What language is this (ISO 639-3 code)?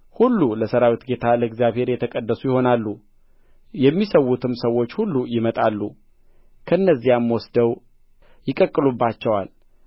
amh